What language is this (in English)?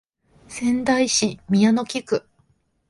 Japanese